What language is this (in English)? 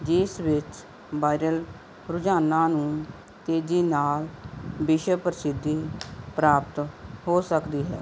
Punjabi